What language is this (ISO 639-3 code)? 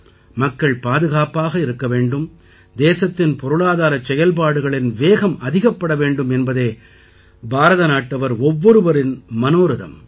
tam